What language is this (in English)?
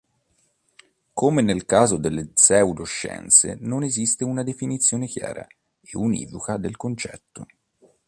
Italian